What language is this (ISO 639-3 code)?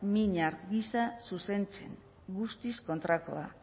eus